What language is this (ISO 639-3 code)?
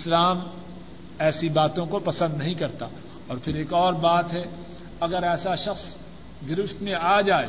urd